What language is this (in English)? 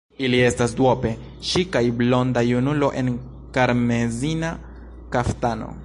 Esperanto